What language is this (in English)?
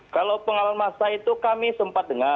Indonesian